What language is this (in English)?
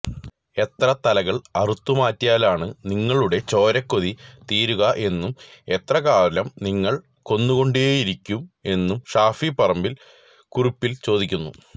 Malayalam